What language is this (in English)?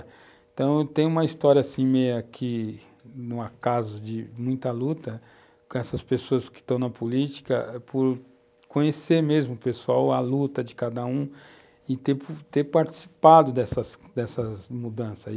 Portuguese